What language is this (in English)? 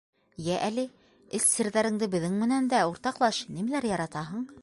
Bashkir